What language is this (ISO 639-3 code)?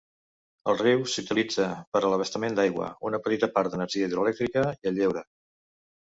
cat